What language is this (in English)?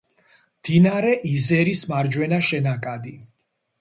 Georgian